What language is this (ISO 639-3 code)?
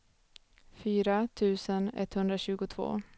swe